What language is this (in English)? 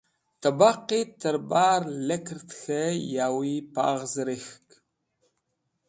Wakhi